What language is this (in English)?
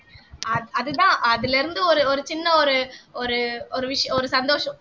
Tamil